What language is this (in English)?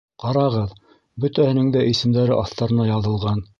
Bashkir